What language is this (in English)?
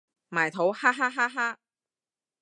Cantonese